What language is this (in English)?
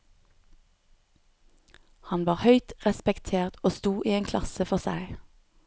Norwegian